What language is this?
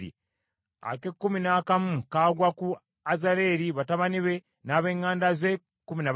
Ganda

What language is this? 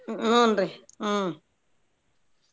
Kannada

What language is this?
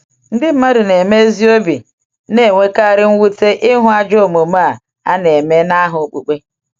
Igbo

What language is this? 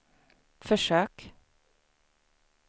Swedish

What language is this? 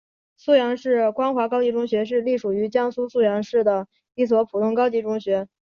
Chinese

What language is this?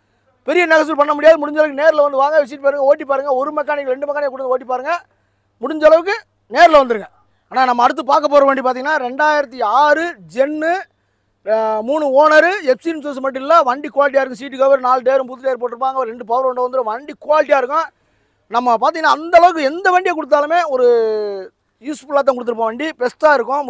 Tamil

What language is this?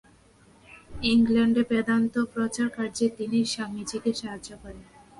Bangla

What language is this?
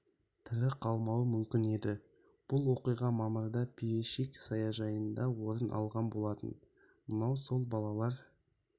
Kazakh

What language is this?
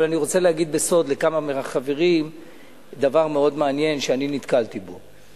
Hebrew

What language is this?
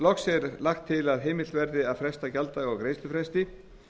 Icelandic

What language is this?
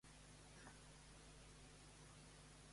Catalan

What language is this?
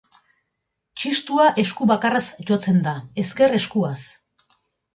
Basque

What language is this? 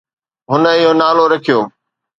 Sindhi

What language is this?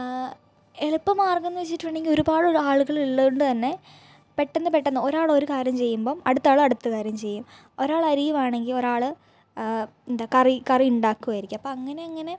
Malayalam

